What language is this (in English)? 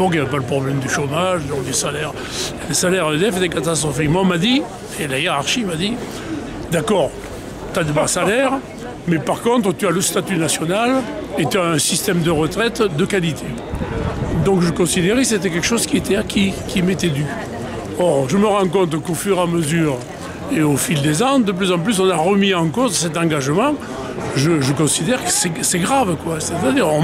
French